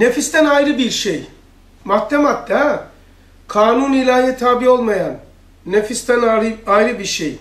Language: Turkish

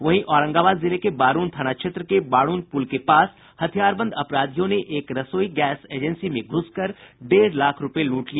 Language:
Hindi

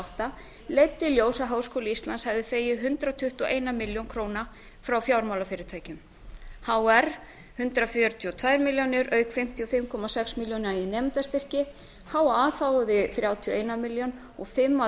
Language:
Icelandic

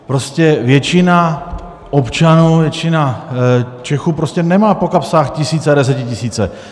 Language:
Czech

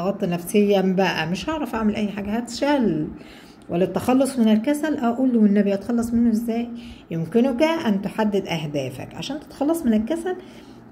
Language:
Arabic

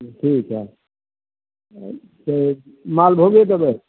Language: Maithili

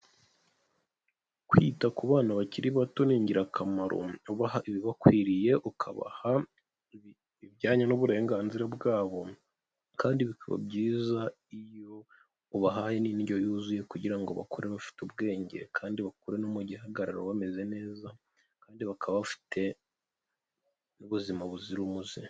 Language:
Kinyarwanda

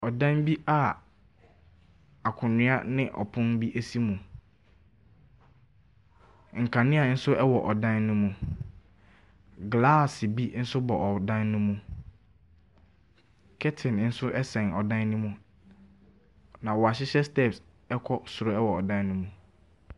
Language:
Akan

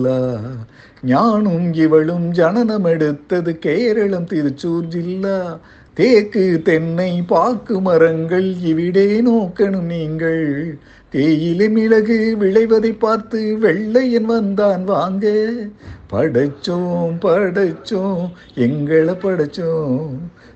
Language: Tamil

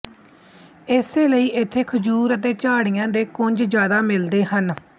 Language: Punjabi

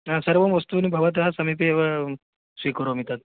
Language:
Sanskrit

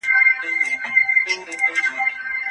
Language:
Pashto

